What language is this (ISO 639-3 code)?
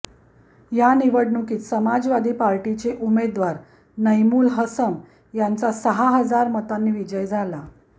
mar